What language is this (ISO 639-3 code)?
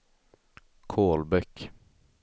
swe